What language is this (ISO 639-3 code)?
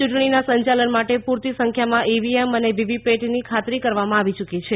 guj